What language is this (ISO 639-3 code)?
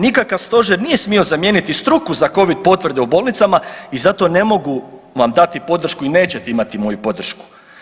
hrv